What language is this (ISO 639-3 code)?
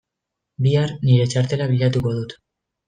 eus